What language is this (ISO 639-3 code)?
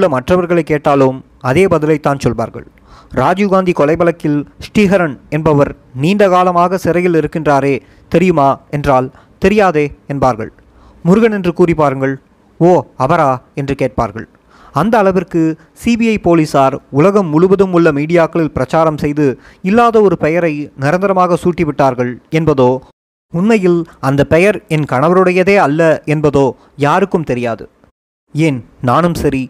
tam